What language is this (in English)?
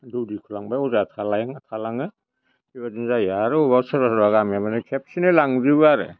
Bodo